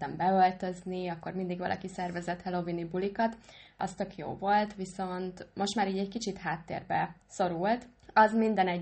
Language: Hungarian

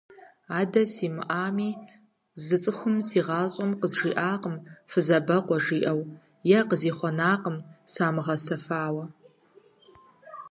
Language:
Kabardian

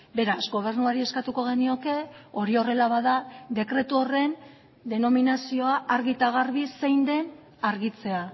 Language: Basque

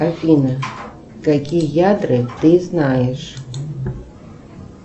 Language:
Russian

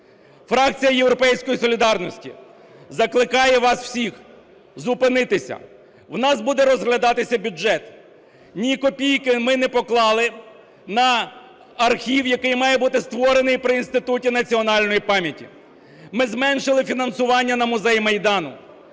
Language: Ukrainian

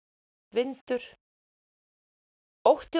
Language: Icelandic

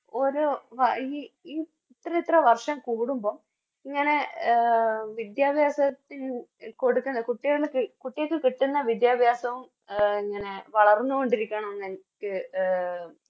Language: Malayalam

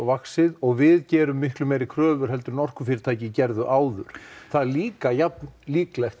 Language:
Icelandic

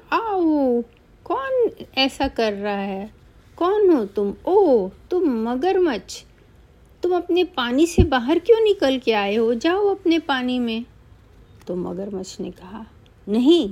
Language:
Hindi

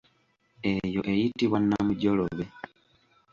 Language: Ganda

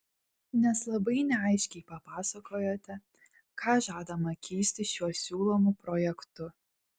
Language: Lithuanian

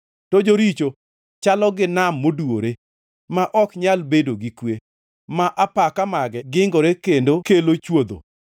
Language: Luo (Kenya and Tanzania)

